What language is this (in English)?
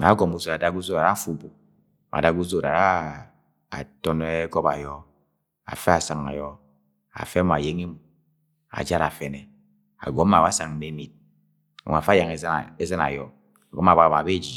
Agwagwune